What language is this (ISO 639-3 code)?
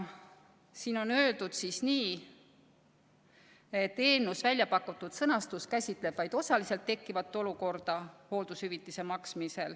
est